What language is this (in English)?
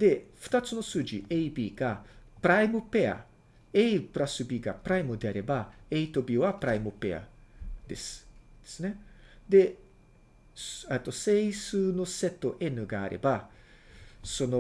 Japanese